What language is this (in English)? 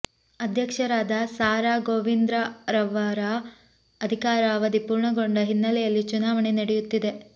Kannada